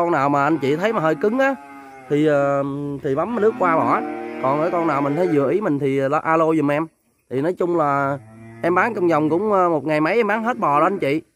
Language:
Vietnamese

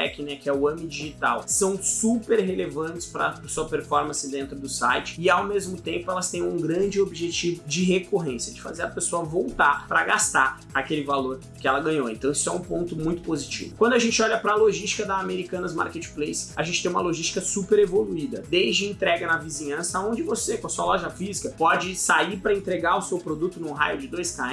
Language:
Portuguese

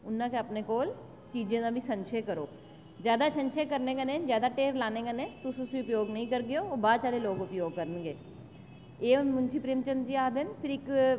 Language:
Dogri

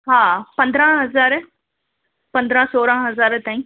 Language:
Sindhi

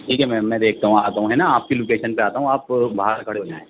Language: Urdu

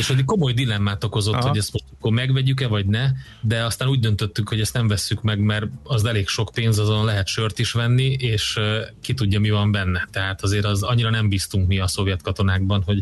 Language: Hungarian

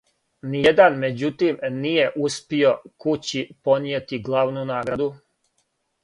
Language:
Serbian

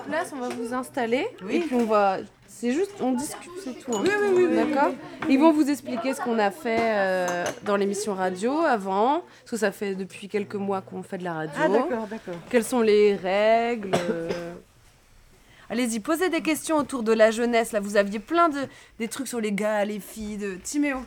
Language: French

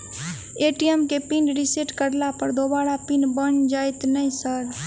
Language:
Maithili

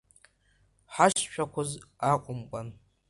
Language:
Abkhazian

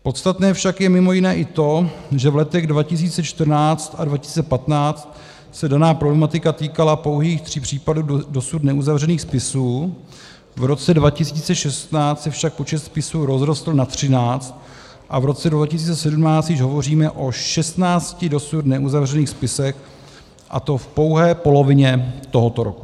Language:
Czech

